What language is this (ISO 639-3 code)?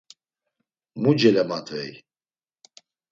lzz